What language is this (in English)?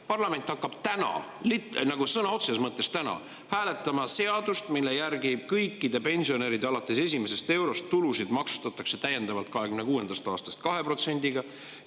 Estonian